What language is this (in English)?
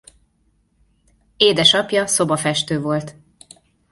Hungarian